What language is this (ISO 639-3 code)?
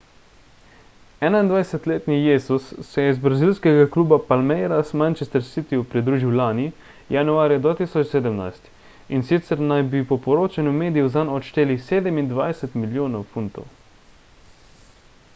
slv